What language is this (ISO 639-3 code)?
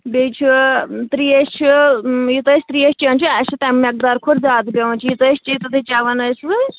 kas